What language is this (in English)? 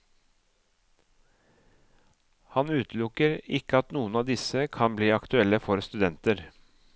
Norwegian